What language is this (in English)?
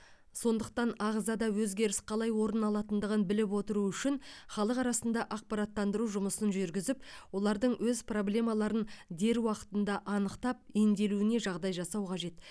Kazakh